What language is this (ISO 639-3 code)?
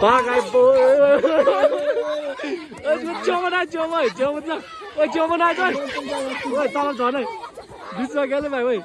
nep